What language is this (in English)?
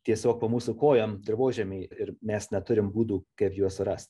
Lithuanian